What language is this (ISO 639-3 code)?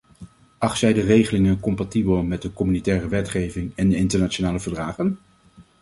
nld